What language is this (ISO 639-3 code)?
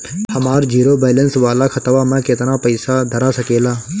bho